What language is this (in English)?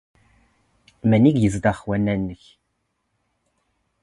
Standard Moroccan Tamazight